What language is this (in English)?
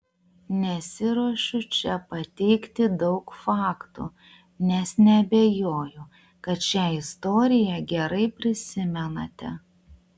Lithuanian